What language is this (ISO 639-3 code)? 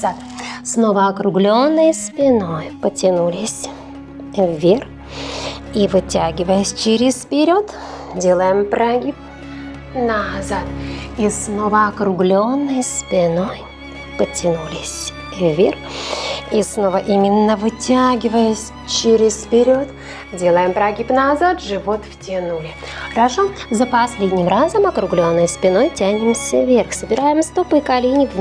rus